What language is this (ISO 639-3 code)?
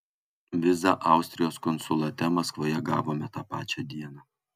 lit